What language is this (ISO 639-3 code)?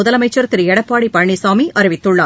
tam